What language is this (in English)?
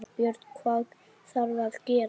Icelandic